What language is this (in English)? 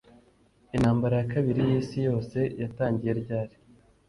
Kinyarwanda